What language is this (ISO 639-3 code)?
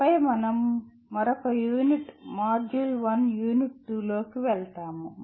tel